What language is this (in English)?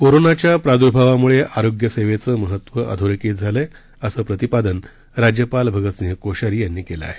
Marathi